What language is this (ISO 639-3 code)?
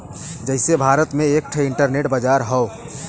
bho